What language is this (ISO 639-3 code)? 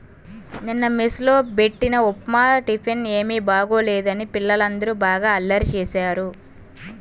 tel